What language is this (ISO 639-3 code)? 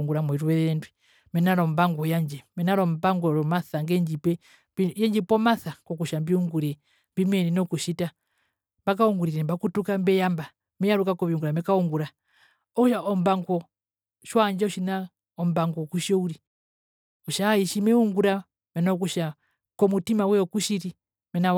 her